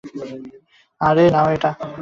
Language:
Bangla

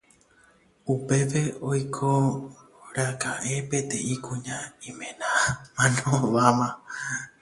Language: Guarani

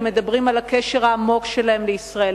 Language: Hebrew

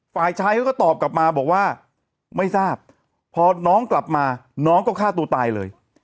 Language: Thai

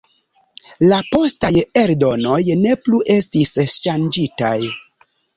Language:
Esperanto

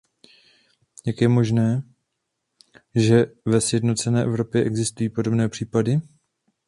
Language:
Czech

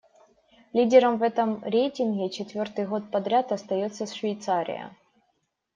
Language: Russian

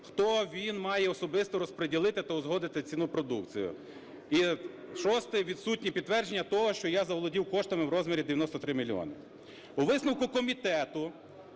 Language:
Ukrainian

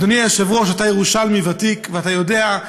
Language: Hebrew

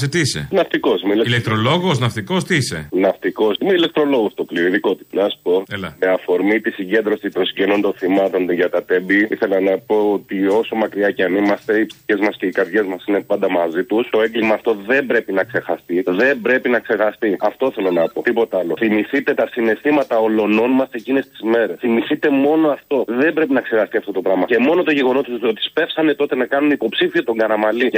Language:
Greek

